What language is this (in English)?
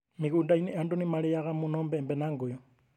Kikuyu